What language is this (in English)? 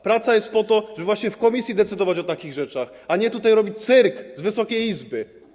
Polish